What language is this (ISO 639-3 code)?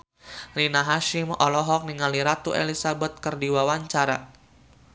sun